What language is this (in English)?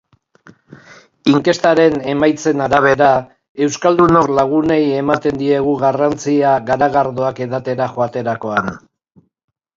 Basque